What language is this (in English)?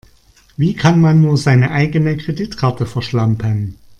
German